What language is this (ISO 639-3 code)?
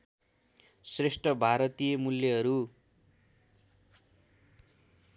nep